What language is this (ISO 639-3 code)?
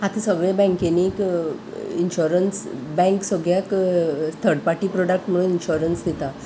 kok